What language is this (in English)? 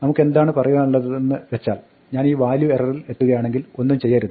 Malayalam